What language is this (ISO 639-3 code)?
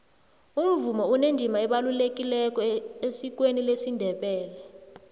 nbl